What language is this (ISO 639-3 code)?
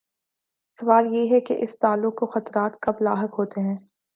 urd